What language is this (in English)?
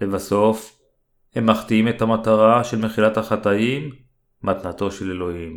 Hebrew